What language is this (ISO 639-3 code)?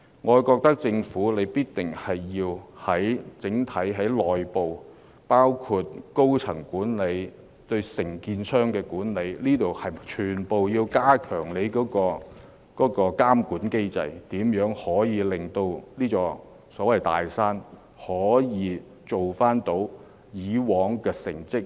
yue